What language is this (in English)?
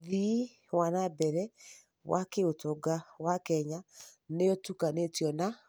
Kikuyu